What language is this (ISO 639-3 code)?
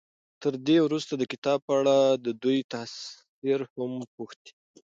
pus